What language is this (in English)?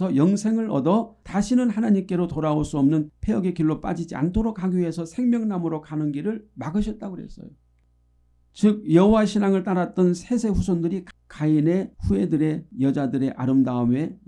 Korean